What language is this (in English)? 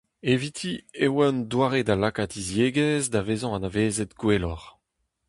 Breton